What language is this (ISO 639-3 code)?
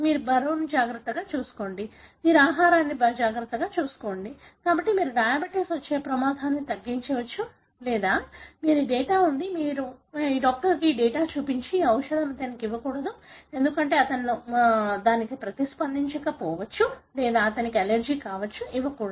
tel